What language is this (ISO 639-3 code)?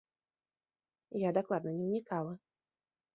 bel